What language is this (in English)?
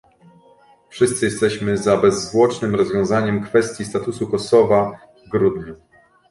Polish